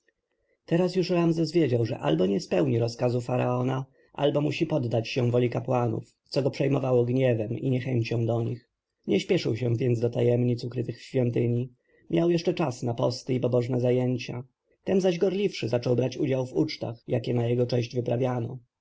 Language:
Polish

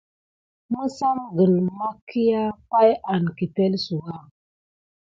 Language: Gidar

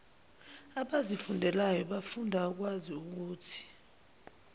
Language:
Zulu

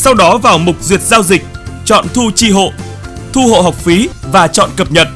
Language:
Vietnamese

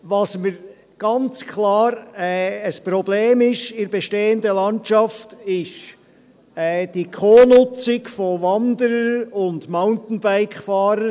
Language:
Swiss German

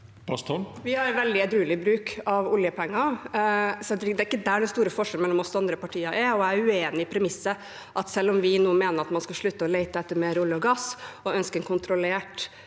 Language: Norwegian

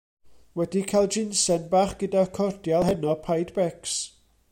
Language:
Welsh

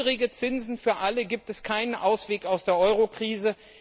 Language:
German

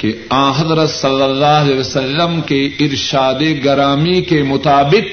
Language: Urdu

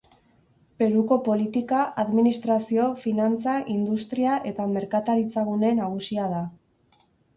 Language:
Basque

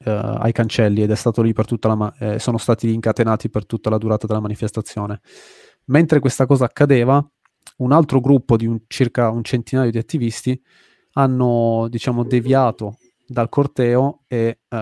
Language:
Italian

